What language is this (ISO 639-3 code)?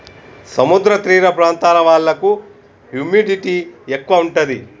tel